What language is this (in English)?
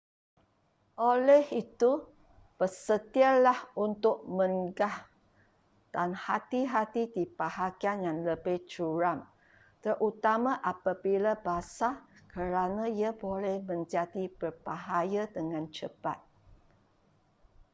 Malay